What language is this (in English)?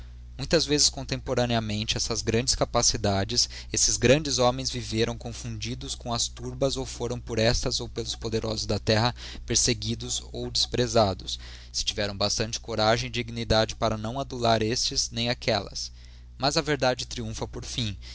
Portuguese